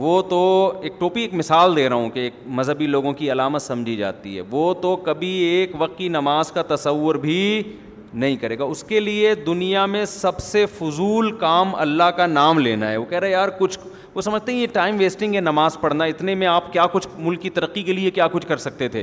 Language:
Urdu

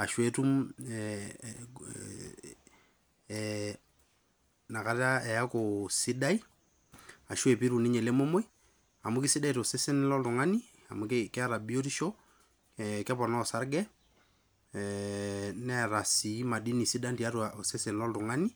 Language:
Masai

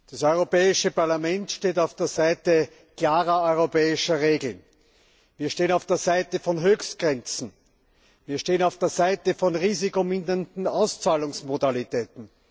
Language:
German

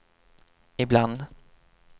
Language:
Swedish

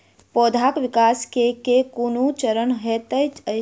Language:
Maithili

